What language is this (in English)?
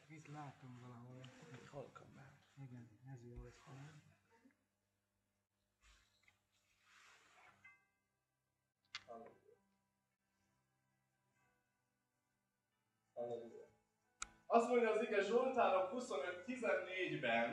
Hungarian